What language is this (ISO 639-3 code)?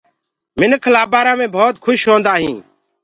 ggg